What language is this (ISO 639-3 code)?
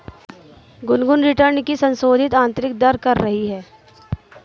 hin